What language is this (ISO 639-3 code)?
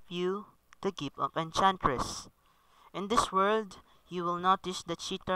eng